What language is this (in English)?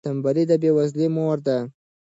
Pashto